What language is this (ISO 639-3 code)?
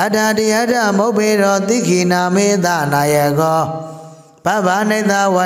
vie